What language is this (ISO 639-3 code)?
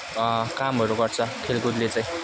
nep